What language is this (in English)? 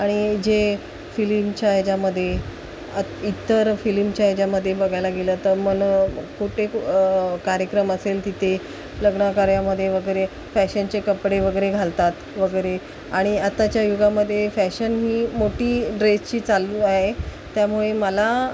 Marathi